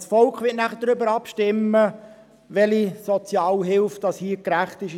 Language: Swiss German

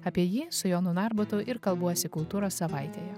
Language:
Lithuanian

